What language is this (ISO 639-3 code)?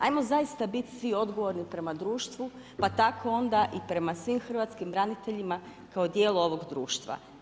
hrv